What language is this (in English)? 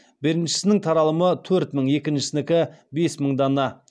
Kazakh